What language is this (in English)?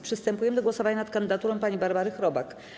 Polish